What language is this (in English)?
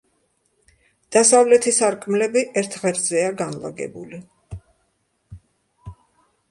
Georgian